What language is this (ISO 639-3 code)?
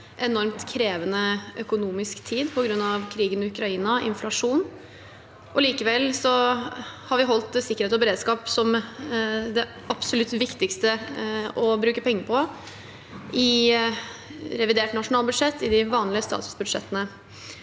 nor